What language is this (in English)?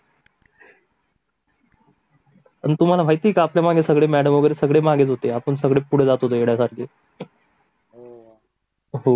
Marathi